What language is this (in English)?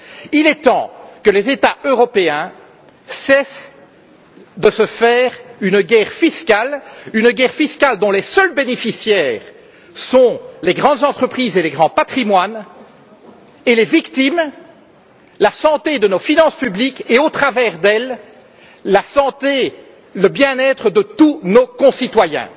French